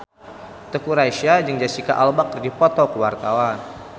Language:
Sundanese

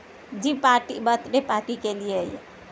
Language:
Urdu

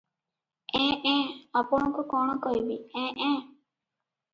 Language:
Odia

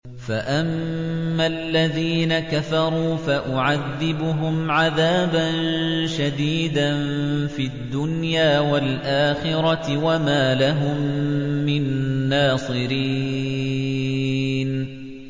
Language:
Arabic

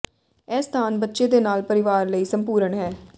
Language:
Punjabi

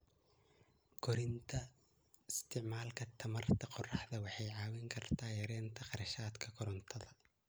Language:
Somali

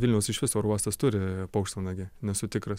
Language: Lithuanian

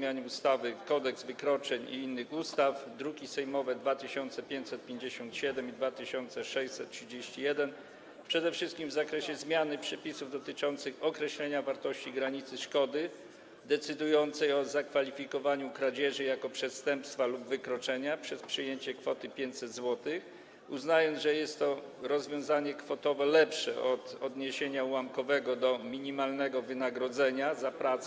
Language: Polish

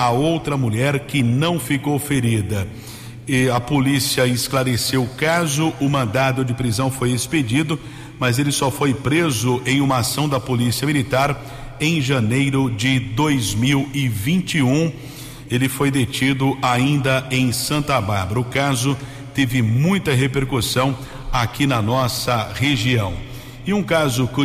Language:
Portuguese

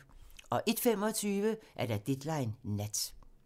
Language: Danish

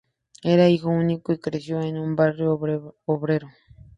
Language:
Spanish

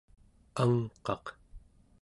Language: Central Yupik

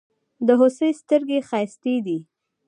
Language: Pashto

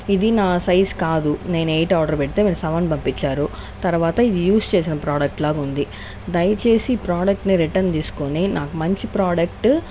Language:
Telugu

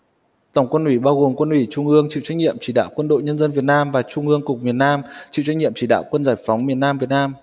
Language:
Vietnamese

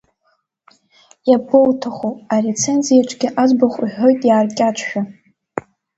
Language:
Abkhazian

